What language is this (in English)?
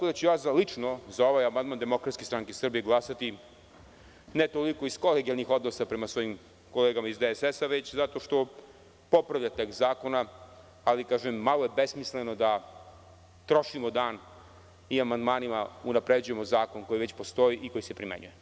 Serbian